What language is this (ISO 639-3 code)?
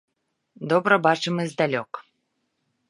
bel